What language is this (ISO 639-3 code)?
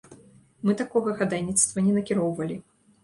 bel